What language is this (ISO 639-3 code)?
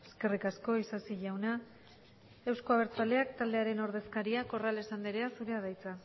eus